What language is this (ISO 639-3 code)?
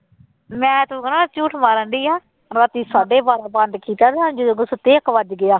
pan